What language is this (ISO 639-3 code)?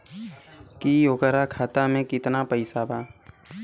bho